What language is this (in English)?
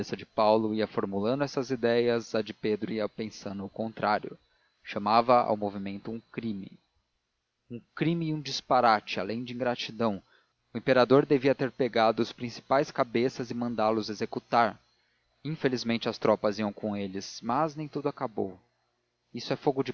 Portuguese